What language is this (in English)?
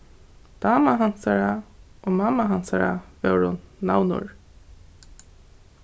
Faroese